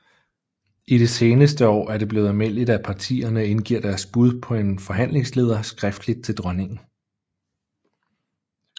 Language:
Danish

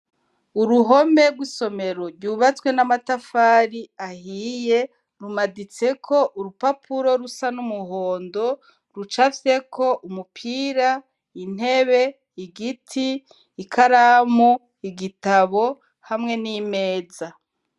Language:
Rundi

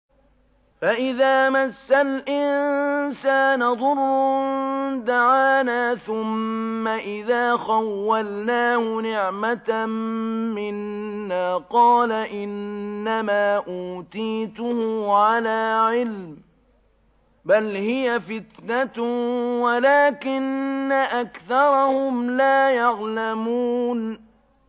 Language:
Arabic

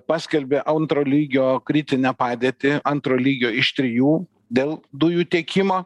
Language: Lithuanian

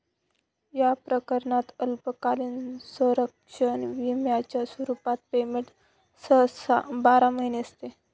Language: Marathi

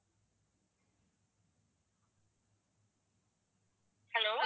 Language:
Tamil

